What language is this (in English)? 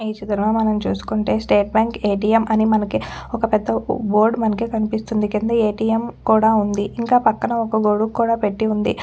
Telugu